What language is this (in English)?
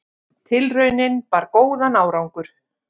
Icelandic